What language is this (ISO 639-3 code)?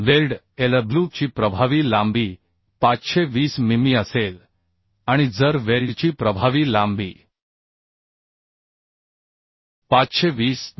mar